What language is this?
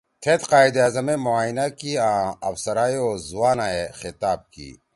Torwali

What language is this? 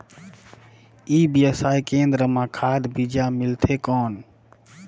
Chhattisgarhi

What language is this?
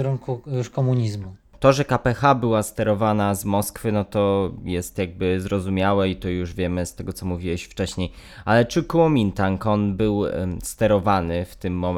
Polish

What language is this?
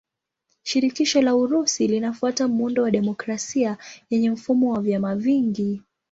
Swahili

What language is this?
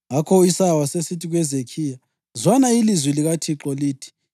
North Ndebele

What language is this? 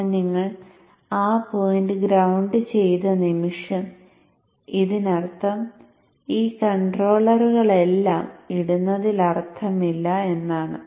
Malayalam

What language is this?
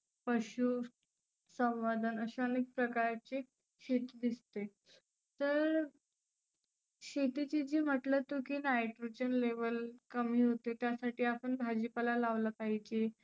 Marathi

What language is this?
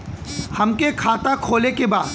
Bhojpuri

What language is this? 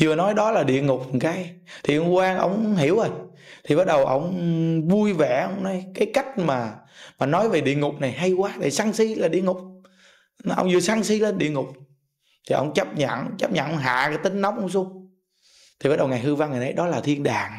Vietnamese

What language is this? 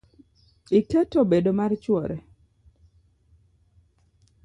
Luo (Kenya and Tanzania)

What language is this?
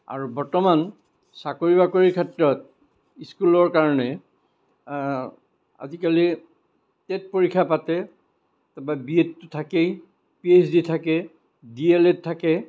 Assamese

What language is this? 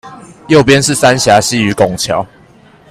Chinese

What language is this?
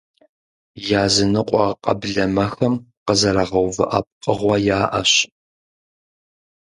Kabardian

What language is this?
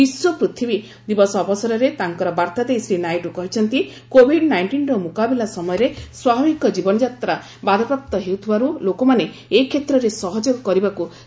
Odia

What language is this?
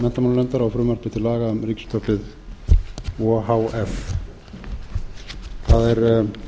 Icelandic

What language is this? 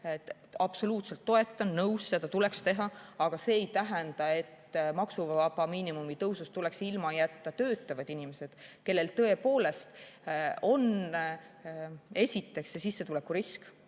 Estonian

